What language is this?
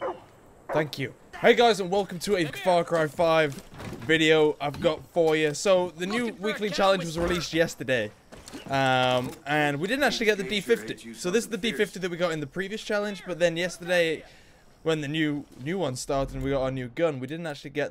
English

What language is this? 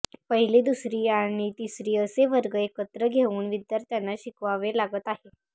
Marathi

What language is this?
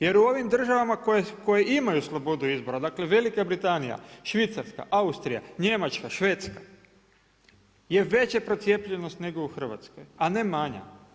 Croatian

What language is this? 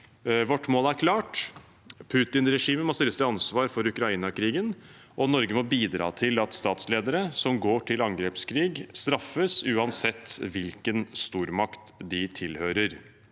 Norwegian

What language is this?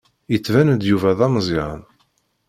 Kabyle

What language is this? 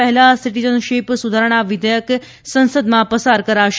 Gujarati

